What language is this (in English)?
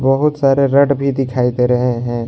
Hindi